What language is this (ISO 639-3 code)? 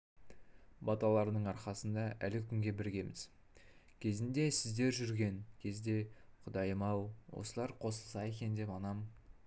kaz